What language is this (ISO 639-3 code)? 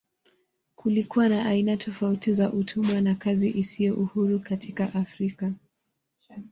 swa